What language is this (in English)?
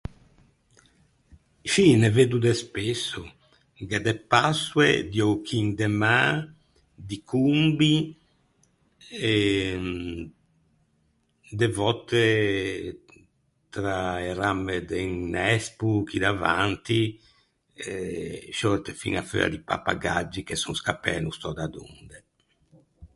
Ligurian